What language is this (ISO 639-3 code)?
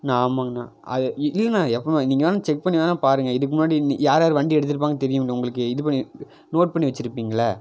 tam